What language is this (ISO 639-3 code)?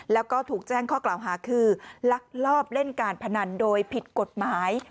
tha